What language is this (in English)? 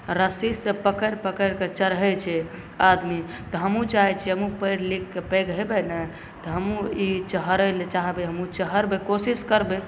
Maithili